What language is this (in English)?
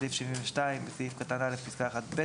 Hebrew